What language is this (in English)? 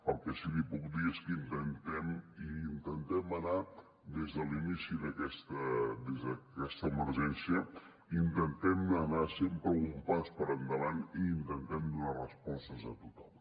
Catalan